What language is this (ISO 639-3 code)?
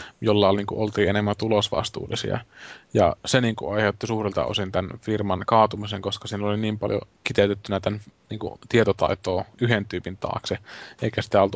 fin